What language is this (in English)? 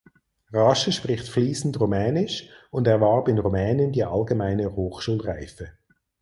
German